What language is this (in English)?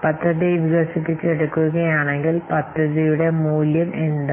Malayalam